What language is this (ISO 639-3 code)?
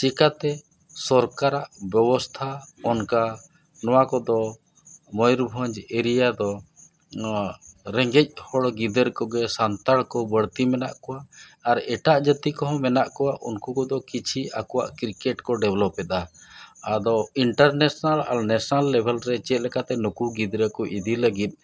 sat